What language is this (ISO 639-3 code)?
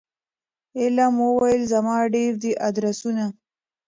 pus